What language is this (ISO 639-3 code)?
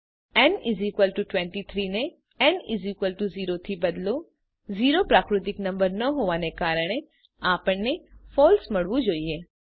guj